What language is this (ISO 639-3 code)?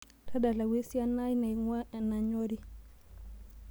mas